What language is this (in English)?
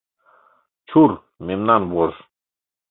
Mari